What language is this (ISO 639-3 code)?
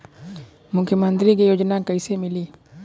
bho